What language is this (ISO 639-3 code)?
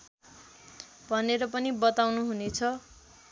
nep